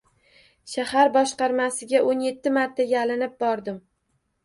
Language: Uzbek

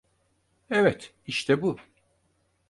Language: Turkish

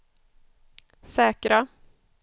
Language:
Swedish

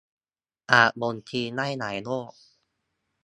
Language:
Thai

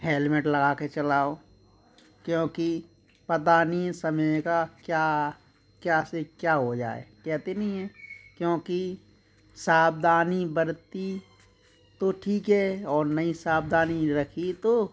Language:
Hindi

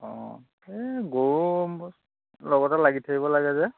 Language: Assamese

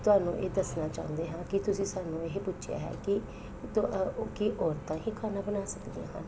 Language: Punjabi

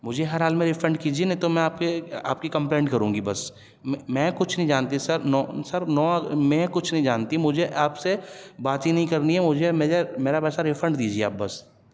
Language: Urdu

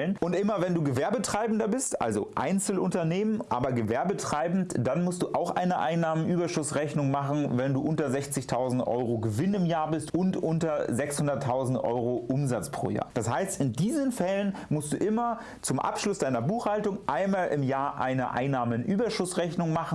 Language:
German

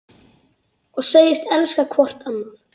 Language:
Icelandic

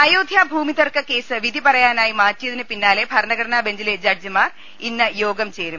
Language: Malayalam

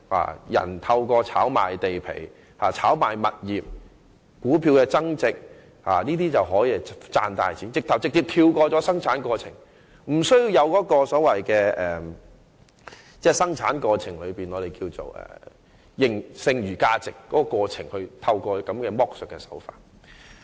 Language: Cantonese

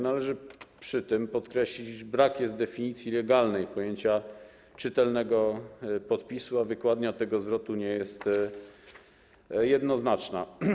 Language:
Polish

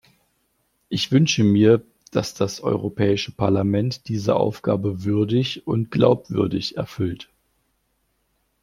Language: German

